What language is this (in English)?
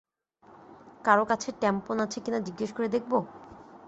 Bangla